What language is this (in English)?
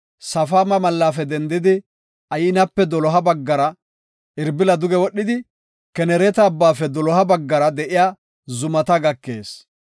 Gofa